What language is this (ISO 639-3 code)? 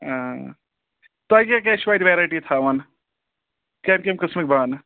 kas